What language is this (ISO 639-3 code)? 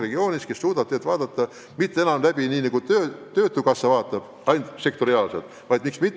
est